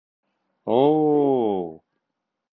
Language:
Bashkir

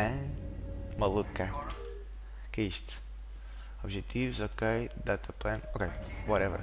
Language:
Portuguese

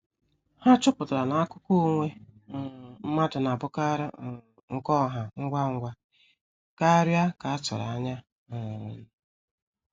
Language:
Igbo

